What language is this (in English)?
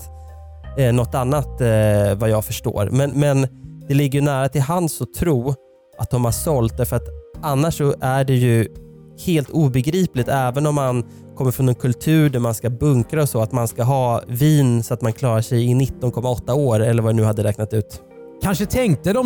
Swedish